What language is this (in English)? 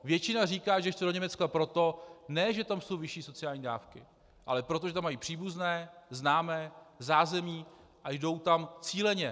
Czech